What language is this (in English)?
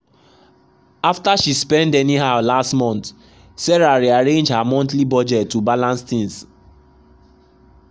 Nigerian Pidgin